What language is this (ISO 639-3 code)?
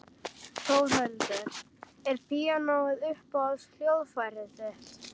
isl